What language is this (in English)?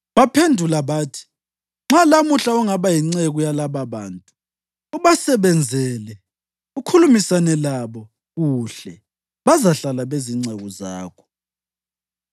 North Ndebele